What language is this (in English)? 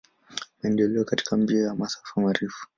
Swahili